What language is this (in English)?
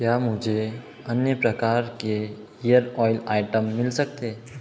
Hindi